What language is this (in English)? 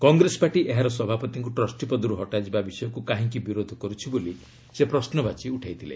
Odia